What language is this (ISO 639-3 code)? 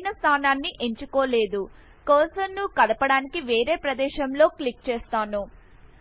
tel